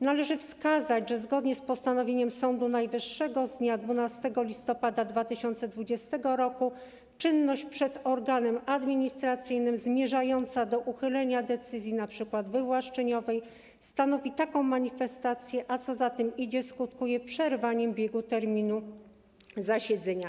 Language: Polish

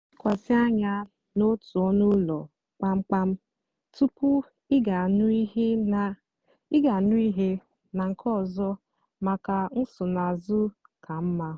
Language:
Igbo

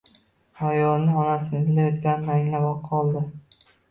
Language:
Uzbek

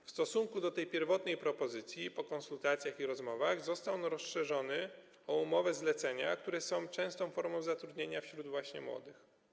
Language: Polish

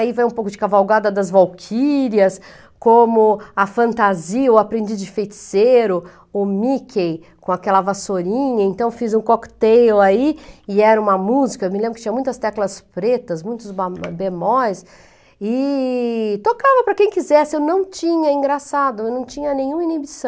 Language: Portuguese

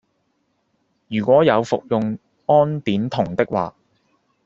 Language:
Cantonese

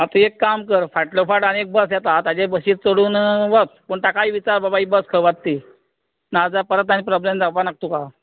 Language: Konkani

